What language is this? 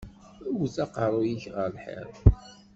Kabyle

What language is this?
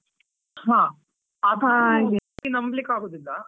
Kannada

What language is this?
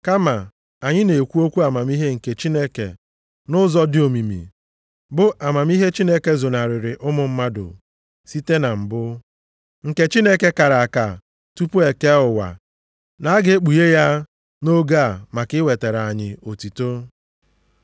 Igbo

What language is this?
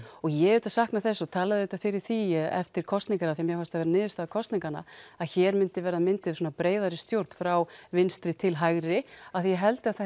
Icelandic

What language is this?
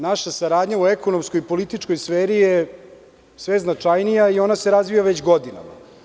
Serbian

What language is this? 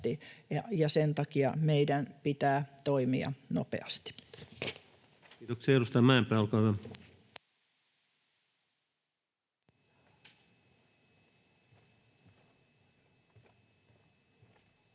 Finnish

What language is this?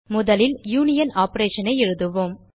Tamil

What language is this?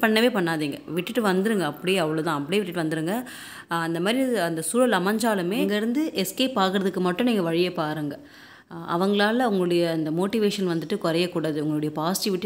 Tamil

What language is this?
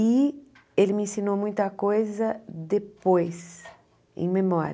Portuguese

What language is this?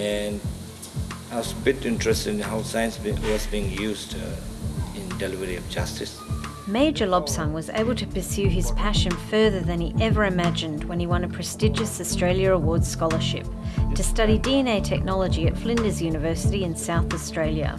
English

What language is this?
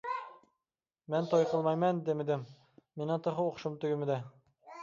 Uyghur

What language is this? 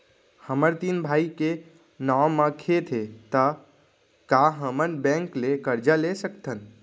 Chhattisgarhi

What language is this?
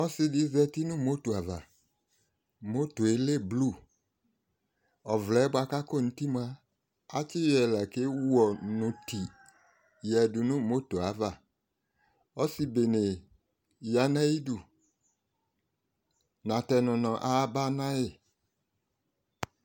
Ikposo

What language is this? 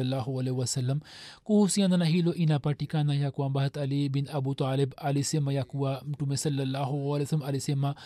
Swahili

